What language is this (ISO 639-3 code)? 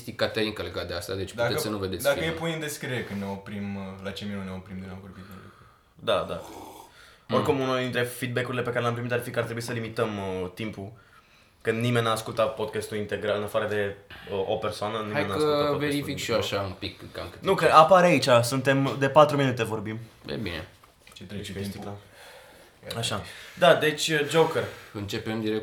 ron